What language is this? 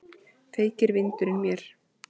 Icelandic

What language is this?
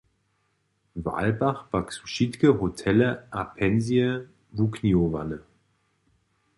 Upper Sorbian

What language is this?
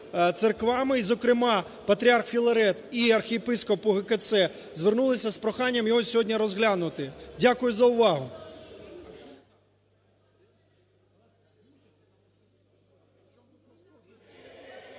Ukrainian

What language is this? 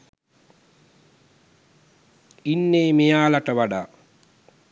Sinhala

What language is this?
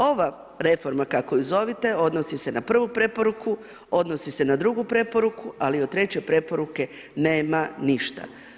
Croatian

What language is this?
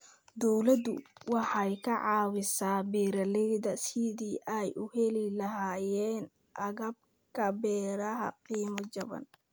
Somali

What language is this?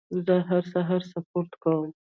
Pashto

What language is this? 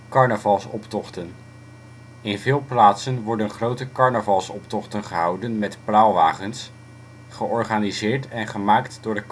Dutch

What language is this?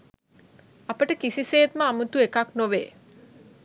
Sinhala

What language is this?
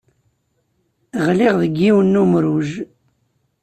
Kabyle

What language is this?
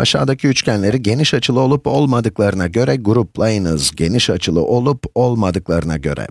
Turkish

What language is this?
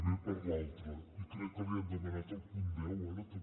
Catalan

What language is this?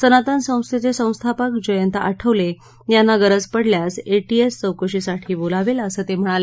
Marathi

